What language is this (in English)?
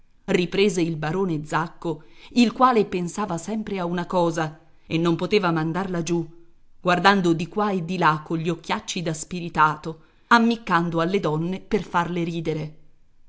Italian